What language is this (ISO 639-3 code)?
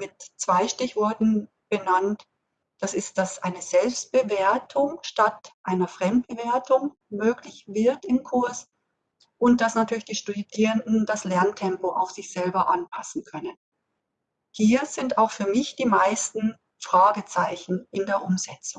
deu